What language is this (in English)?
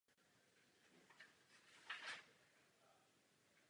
Czech